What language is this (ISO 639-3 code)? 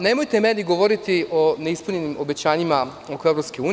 srp